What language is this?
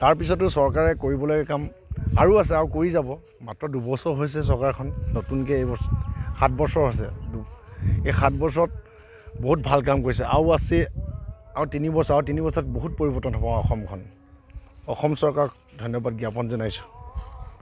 Assamese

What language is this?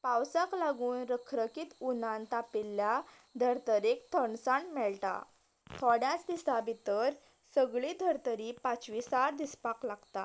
Konkani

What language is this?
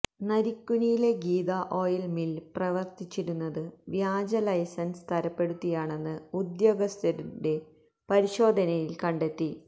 Malayalam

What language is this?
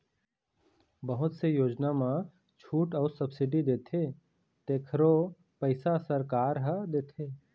Chhattisgarhi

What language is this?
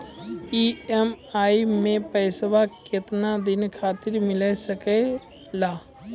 Maithili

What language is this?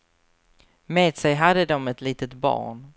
Swedish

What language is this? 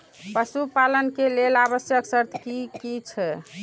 Maithili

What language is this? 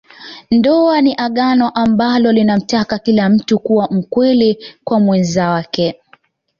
Swahili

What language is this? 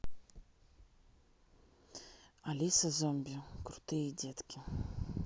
Russian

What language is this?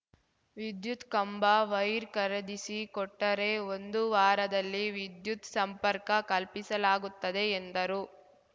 Kannada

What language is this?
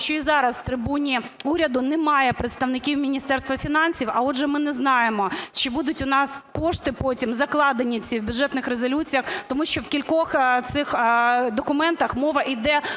Ukrainian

